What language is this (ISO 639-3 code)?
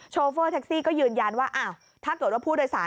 tha